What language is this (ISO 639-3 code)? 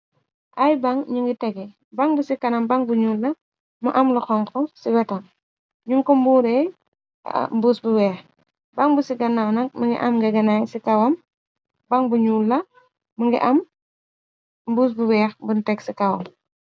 wol